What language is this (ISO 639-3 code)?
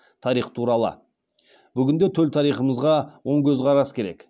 kaz